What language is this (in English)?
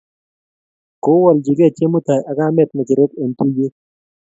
Kalenjin